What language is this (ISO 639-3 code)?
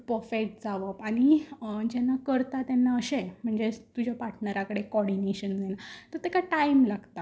kok